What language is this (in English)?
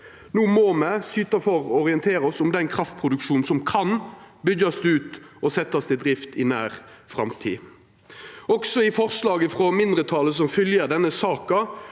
Norwegian